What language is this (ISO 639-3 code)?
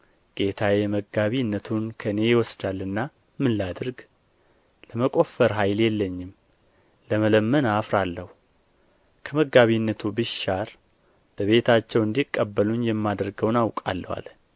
amh